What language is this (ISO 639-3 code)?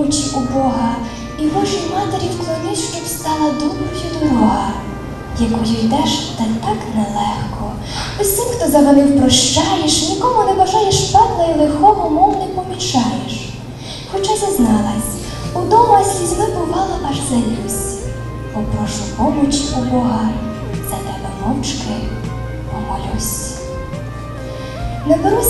ukr